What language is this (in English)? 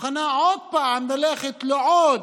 Hebrew